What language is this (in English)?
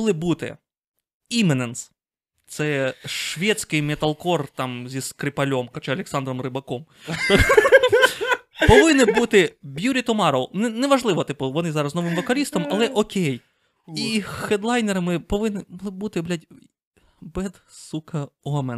Ukrainian